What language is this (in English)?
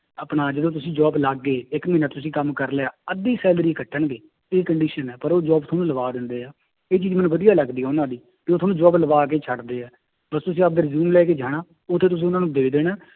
Punjabi